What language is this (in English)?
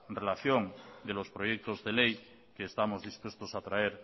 Spanish